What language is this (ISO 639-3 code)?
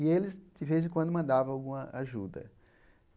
por